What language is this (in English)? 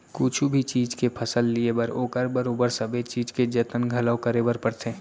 Chhattisgarhi